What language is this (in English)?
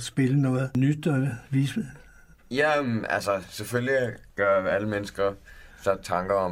Danish